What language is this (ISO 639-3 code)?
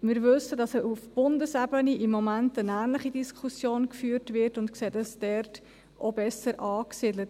gsw